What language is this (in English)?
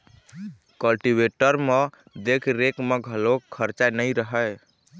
Chhattisgarhi